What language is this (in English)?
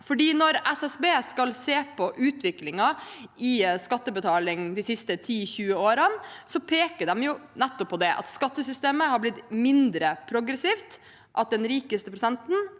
Norwegian